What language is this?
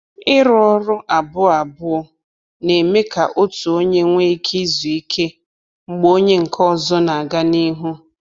Igbo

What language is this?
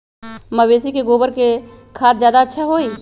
Magahi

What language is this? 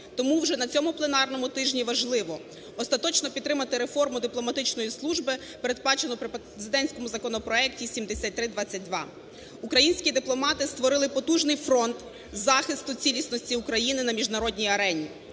Ukrainian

